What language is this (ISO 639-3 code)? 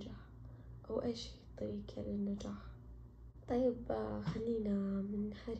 ara